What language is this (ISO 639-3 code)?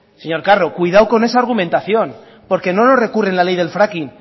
spa